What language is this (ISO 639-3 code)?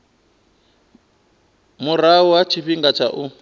ven